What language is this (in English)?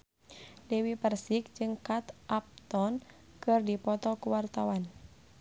Sundanese